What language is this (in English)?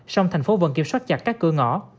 Vietnamese